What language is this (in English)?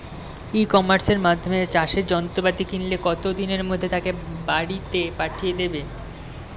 Bangla